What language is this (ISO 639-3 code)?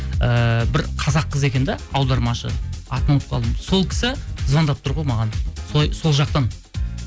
kaz